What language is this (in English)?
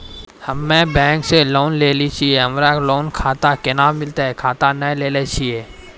Maithili